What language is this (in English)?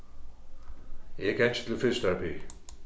Faroese